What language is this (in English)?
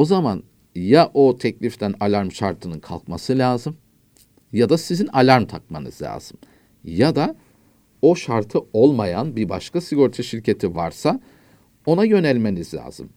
Turkish